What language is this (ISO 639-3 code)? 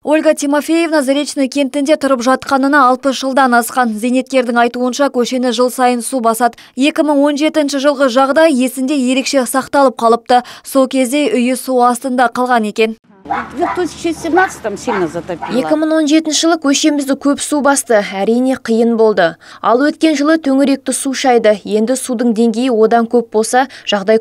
tur